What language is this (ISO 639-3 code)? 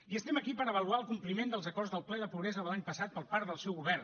cat